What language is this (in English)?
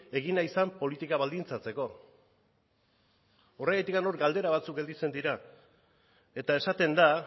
Basque